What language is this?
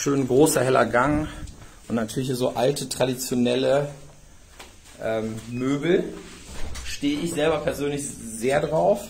German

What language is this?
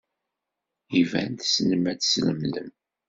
Kabyle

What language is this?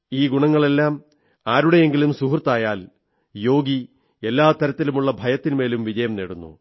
Malayalam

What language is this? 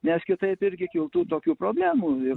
Lithuanian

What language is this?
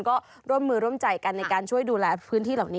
Thai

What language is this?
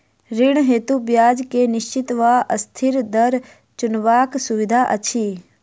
Maithili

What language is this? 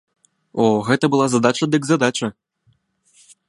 Belarusian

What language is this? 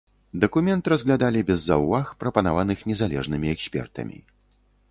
Belarusian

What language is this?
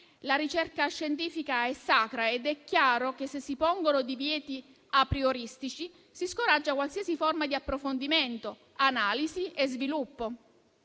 Italian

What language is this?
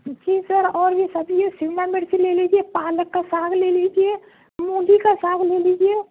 Urdu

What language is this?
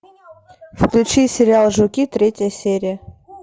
Russian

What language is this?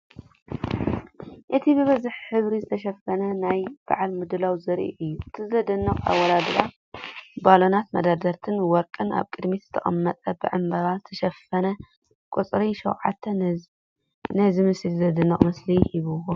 Tigrinya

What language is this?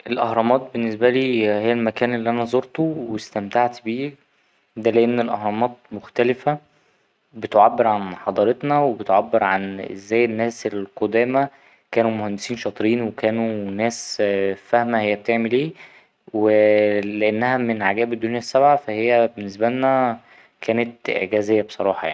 Egyptian Arabic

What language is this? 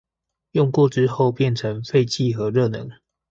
Chinese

